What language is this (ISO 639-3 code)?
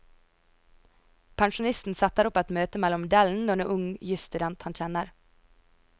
nor